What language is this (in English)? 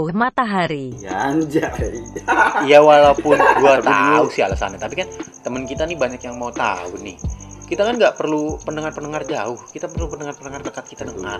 Indonesian